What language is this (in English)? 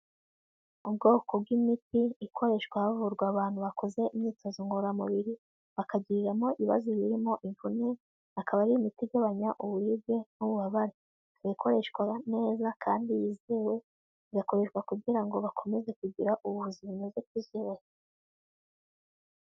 Kinyarwanda